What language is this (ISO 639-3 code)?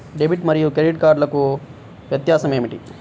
tel